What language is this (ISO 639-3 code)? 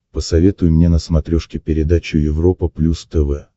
rus